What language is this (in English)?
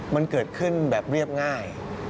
Thai